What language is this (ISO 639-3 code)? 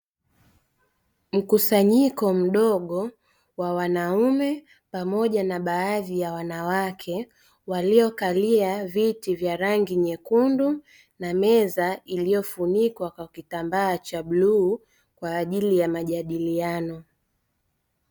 swa